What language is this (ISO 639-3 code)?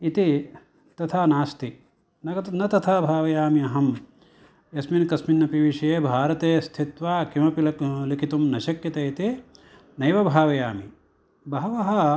san